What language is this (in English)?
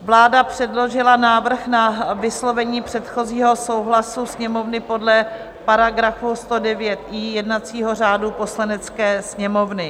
Czech